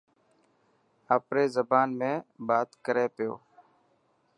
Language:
Dhatki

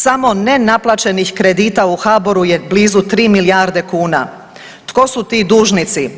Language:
Croatian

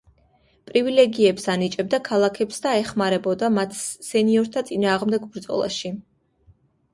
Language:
Georgian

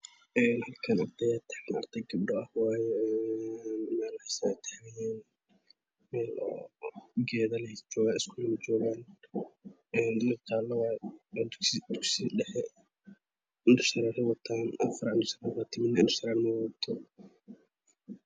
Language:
Somali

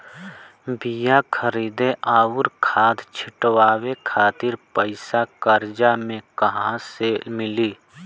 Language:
Bhojpuri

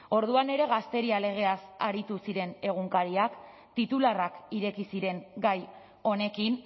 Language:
Basque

